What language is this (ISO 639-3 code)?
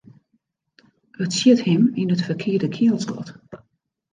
fry